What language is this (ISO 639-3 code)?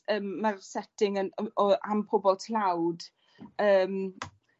cym